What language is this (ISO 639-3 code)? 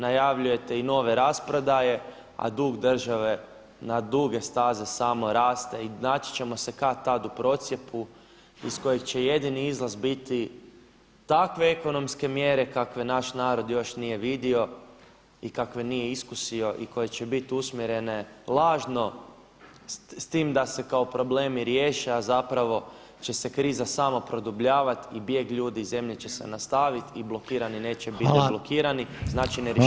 hrv